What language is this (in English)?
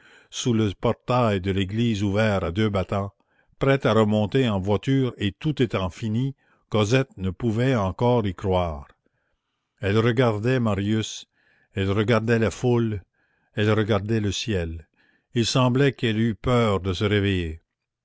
French